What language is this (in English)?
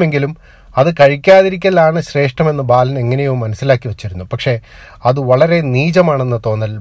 Malayalam